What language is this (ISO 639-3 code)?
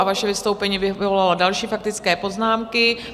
ces